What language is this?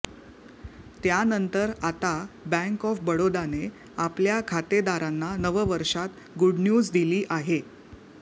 Marathi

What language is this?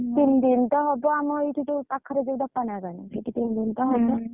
Odia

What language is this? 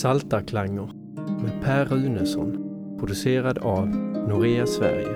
Swedish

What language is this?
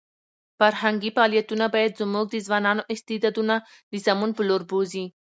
Pashto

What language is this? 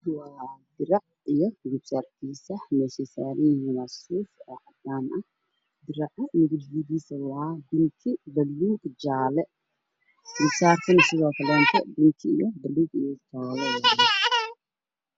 Somali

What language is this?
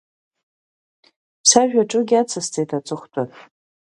Abkhazian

